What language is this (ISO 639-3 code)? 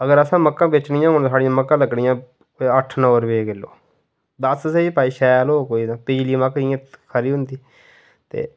doi